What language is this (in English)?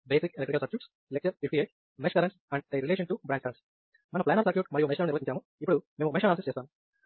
Telugu